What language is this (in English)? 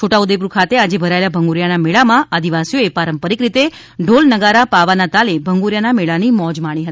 Gujarati